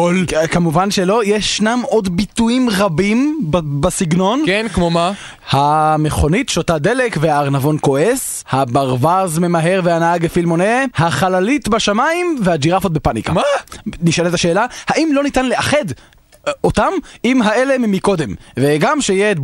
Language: Hebrew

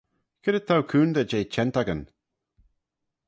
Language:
Manx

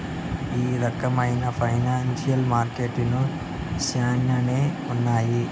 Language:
Telugu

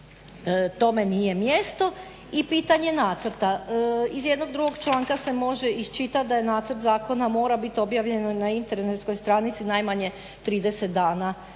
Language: Croatian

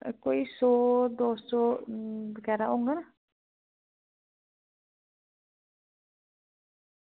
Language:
Dogri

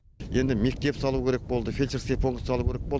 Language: Kazakh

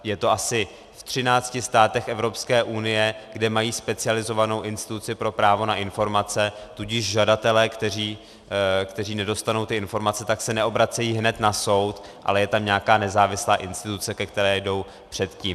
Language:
Czech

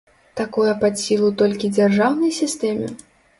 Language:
Belarusian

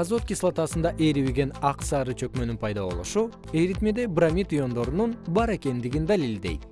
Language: Kyrgyz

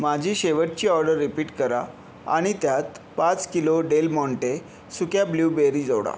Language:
Marathi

